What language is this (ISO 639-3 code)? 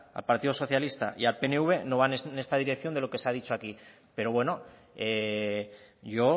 spa